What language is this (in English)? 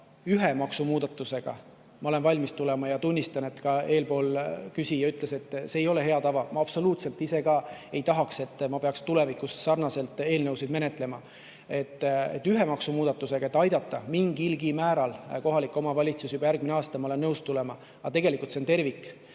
Estonian